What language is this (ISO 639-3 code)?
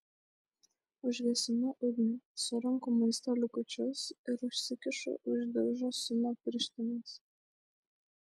lit